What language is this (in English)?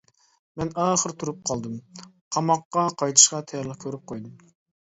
Uyghur